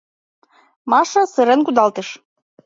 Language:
Mari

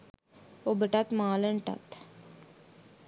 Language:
Sinhala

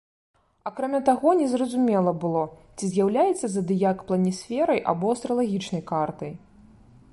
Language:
Belarusian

